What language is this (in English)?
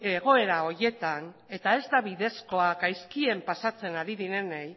Basque